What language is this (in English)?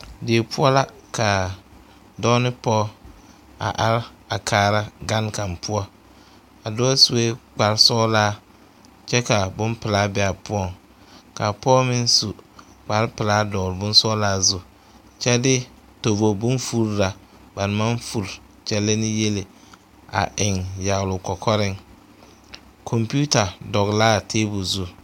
Southern Dagaare